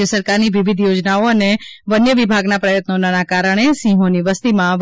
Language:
Gujarati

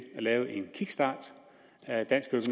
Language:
Danish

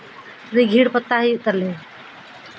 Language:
Santali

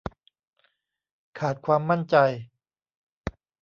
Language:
Thai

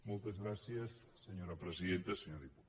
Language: Catalan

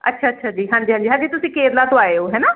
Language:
Punjabi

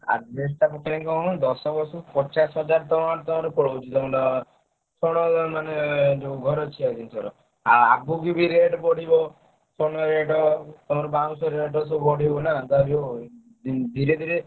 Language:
Odia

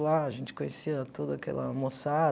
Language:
Portuguese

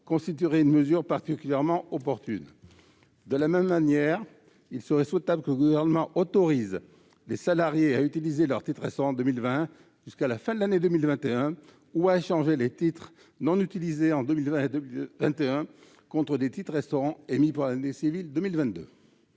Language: French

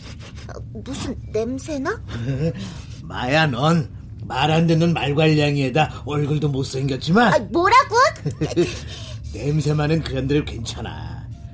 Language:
Korean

